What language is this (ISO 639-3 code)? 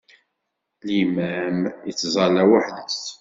kab